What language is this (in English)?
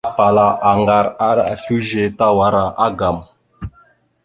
Mada (Cameroon)